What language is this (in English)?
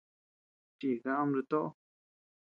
Tepeuxila Cuicatec